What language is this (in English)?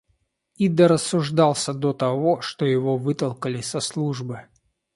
Russian